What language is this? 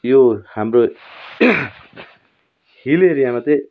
Nepali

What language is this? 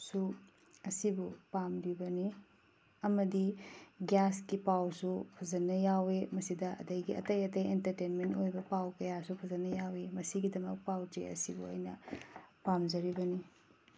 Manipuri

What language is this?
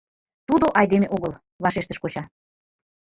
Mari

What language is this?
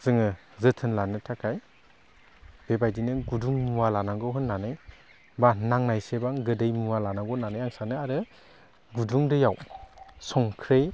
Bodo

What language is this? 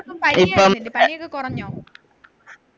Malayalam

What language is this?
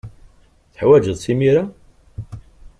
Kabyle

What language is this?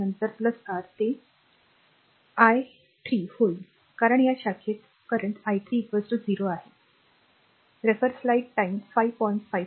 Marathi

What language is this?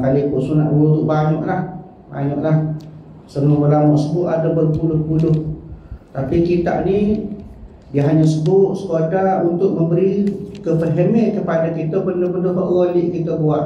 Malay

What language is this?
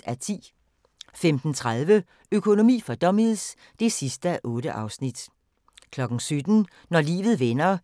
Danish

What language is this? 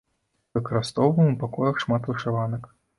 Belarusian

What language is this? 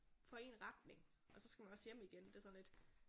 Danish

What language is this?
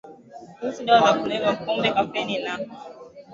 Swahili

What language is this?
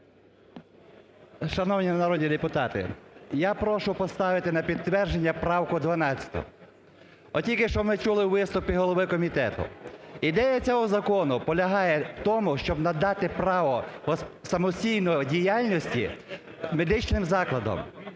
Ukrainian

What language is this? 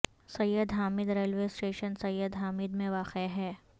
Urdu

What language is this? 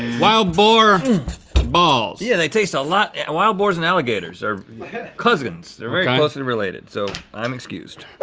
English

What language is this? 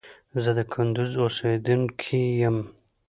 Pashto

